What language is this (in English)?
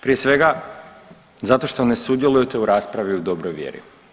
Croatian